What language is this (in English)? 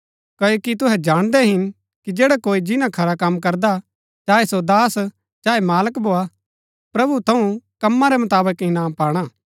Gaddi